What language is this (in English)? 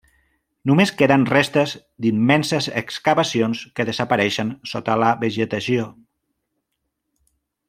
Catalan